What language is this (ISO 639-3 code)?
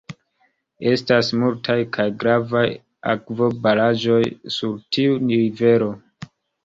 epo